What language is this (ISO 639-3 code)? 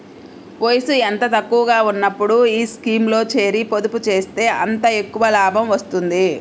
tel